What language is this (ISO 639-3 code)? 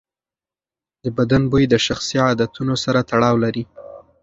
pus